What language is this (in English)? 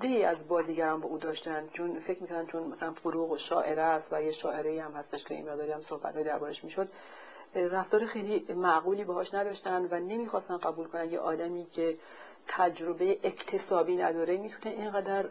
Persian